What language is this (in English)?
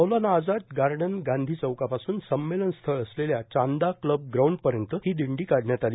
Marathi